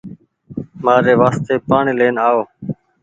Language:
Goaria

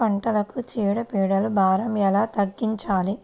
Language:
Telugu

